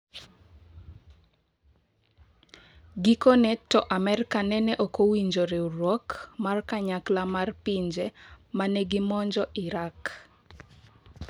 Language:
Luo (Kenya and Tanzania)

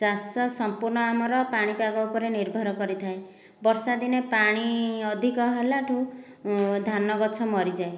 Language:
Odia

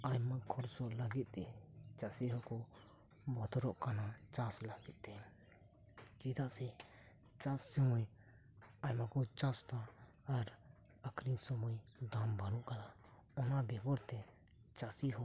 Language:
Santali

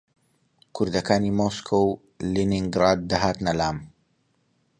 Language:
Central Kurdish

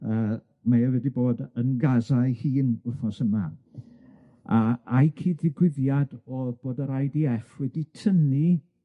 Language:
Welsh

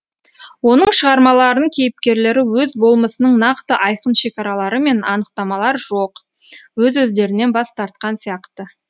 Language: Kazakh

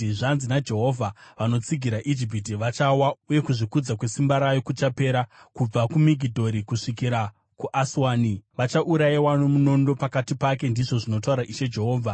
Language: Shona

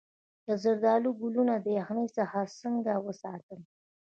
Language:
Pashto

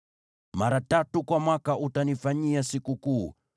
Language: Swahili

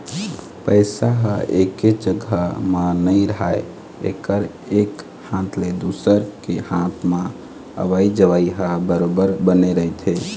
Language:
Chhattisgarhi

